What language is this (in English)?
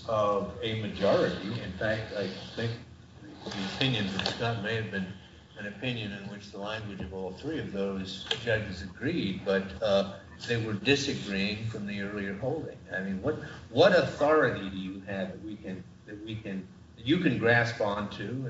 English